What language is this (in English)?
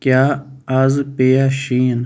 Kashmiri